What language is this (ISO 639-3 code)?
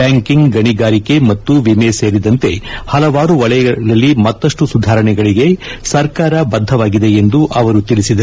kan